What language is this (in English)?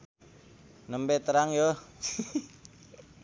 Sundanese